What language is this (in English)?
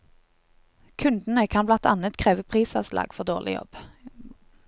Norwegian